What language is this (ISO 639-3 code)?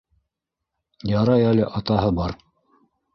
bak